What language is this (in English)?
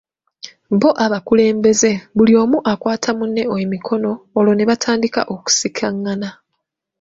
Ganda